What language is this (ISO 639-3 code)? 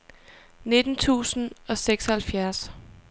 dan